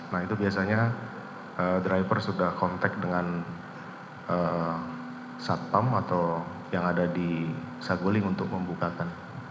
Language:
Indonesian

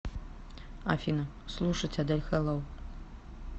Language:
Russian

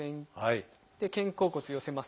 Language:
Japanese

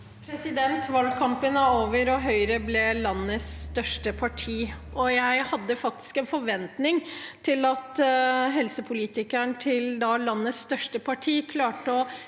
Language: Norwegian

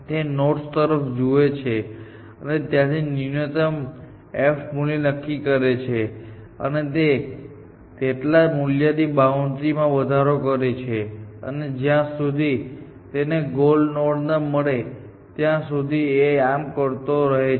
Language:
Gujarati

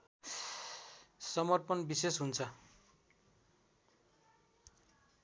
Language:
Nepali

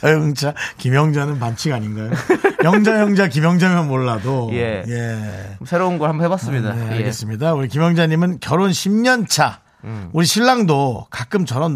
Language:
Korean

